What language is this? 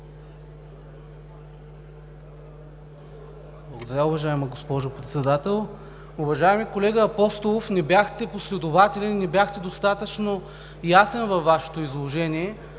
Bulgarian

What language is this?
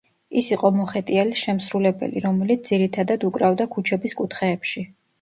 Georgian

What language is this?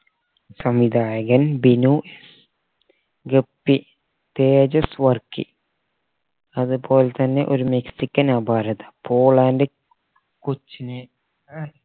Malayalam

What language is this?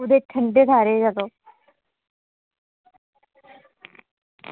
Dogri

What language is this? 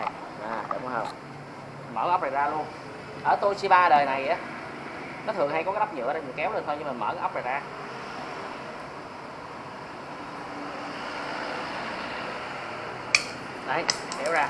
Vietnamese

